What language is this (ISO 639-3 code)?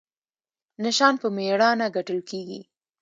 pus